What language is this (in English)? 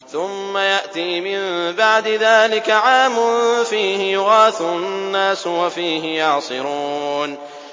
Arabic